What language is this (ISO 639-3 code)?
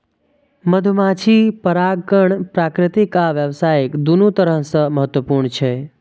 mai